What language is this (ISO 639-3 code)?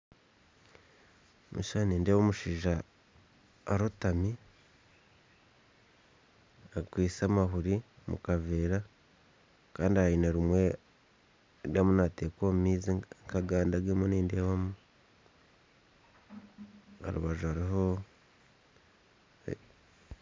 nyn